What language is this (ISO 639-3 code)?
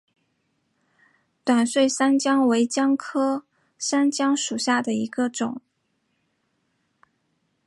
zho